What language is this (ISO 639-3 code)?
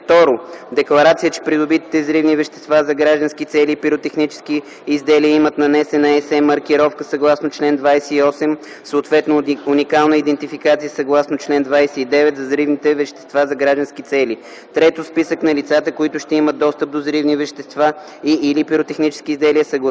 bul